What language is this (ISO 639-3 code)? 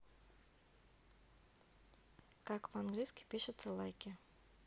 rus